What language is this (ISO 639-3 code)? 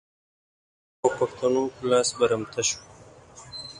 pus